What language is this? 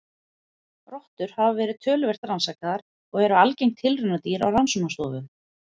Icelandic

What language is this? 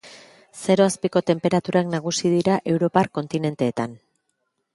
Basque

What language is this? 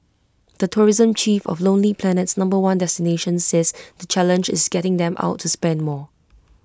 English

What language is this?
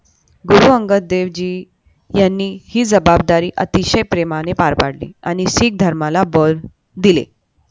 Marathi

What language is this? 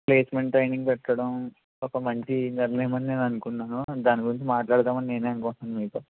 Telugu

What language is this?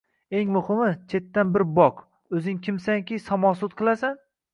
Uzbek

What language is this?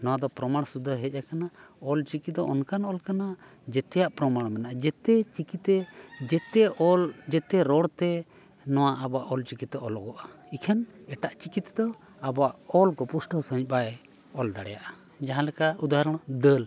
Santali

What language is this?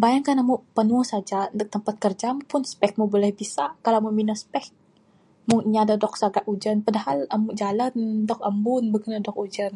Bukar-Sadung Bidayuh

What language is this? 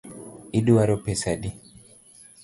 Luo (Kenya and Tanzania)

